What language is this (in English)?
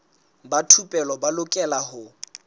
Southern Sotho